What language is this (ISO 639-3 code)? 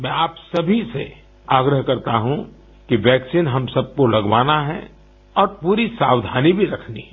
hin